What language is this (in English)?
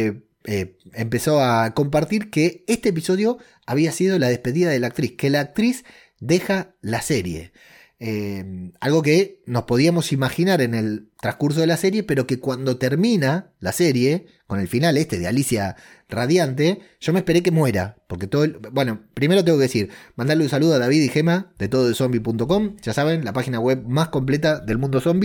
Spanish